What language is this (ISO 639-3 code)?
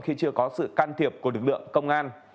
vie